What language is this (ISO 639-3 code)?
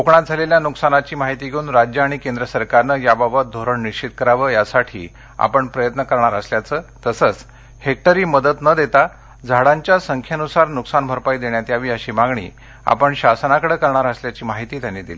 mar